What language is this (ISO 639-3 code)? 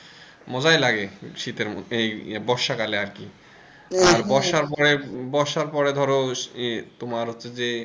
ben